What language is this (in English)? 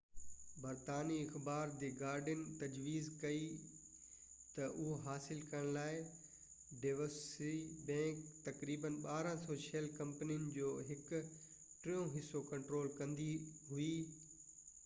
Sindhi